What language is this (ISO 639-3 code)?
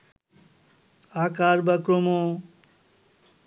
ben